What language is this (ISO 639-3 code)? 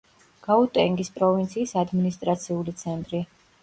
kat